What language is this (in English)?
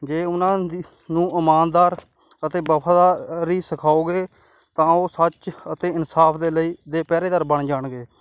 Punjabi